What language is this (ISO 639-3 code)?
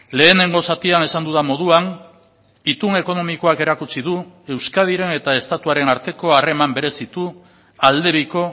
eus